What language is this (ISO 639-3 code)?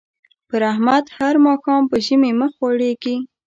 pus